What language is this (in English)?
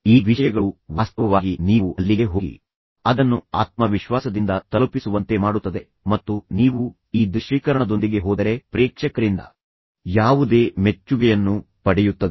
Kannada